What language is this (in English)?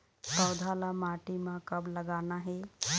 Chhattisgarhi